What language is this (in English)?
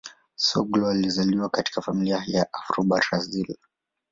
Swahili